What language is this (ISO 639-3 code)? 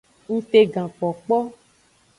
ajg